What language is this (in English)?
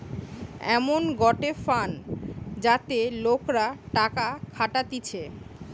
Bangla